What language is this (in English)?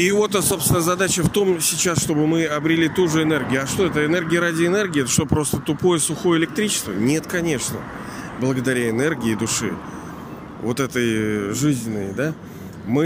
Russian